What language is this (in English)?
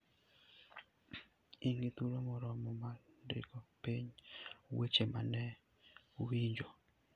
Luo (Kenya and Tanzania)